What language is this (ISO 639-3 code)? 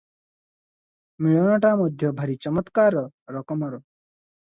ori